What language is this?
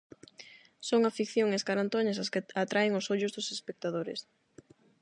Galician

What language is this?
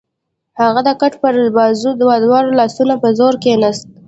Pashto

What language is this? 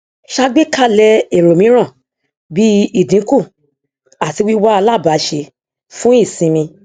Yoruba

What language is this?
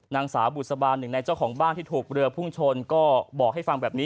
Thai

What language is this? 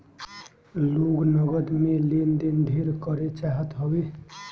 Bhojpuri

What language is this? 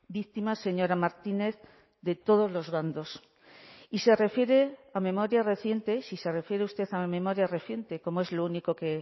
Spanish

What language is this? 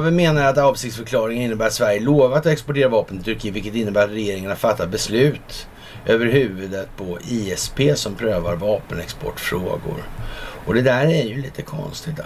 Swedish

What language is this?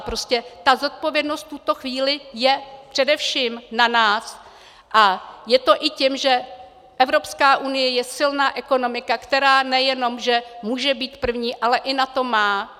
Czech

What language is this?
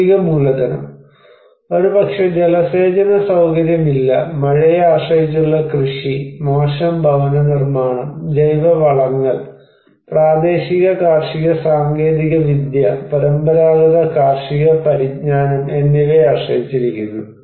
Malayalam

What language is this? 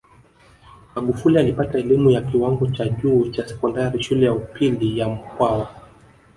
Swahili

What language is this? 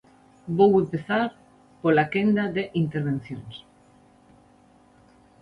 Galician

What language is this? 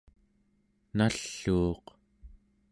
Central Yupik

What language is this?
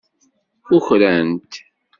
Kabyle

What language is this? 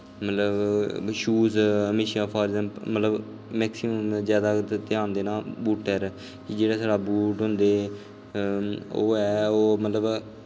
Dogri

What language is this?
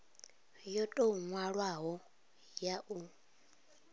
Venda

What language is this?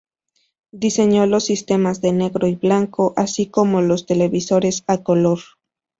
Spanish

